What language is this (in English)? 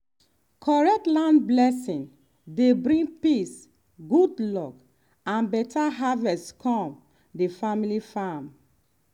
Nigerian Pidgin